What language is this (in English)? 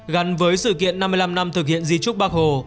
Vietnamese